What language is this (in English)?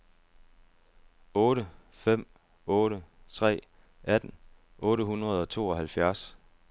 Danish